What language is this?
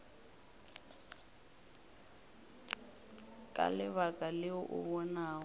Northern Sotho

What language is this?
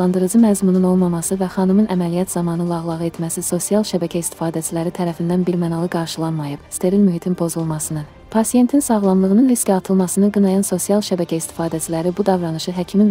Turkish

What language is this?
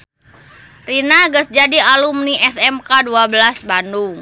Sundanese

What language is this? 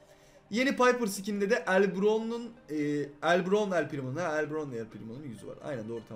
Turkish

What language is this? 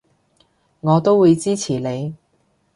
Cantonese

